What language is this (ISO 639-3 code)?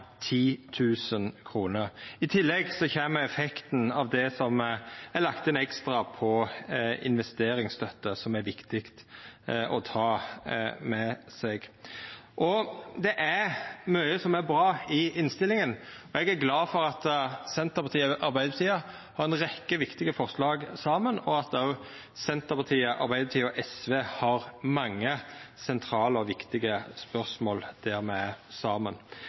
nno